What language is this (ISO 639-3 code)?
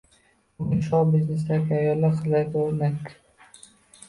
uzb